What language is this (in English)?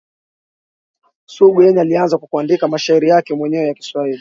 Swahili